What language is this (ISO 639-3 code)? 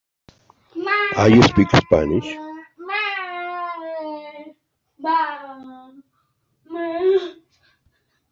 spa